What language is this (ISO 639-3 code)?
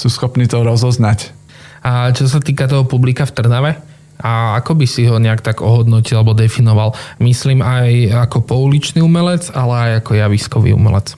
slk